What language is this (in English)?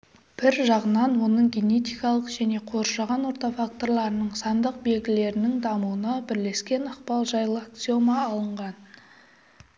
Kazakh